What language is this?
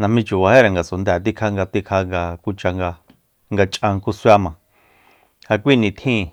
Soyaltepec Mazatec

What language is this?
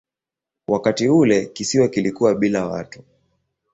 Swahili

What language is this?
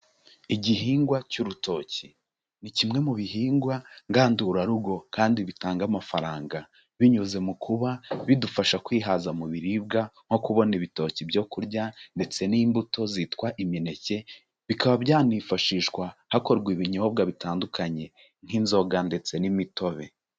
Kinyarwanda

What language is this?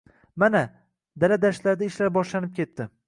Uzbek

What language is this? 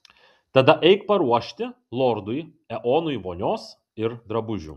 Lithuanian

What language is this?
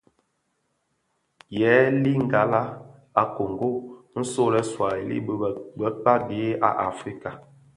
Bafia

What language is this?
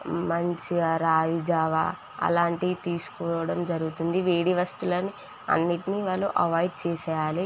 Telugu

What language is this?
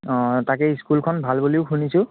Assamese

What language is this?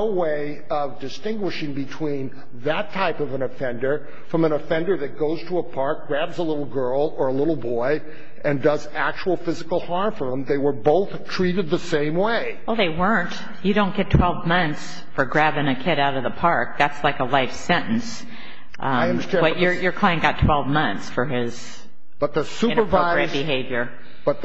English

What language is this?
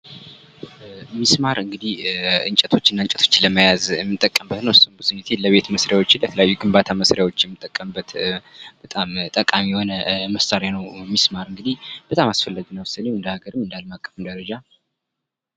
Amharic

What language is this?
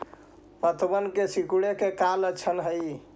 Magahi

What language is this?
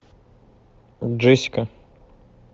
Russian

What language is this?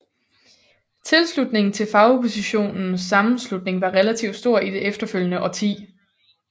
Danish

